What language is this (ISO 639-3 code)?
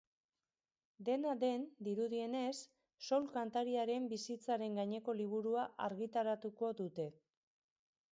eus